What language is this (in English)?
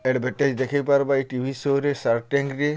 Odia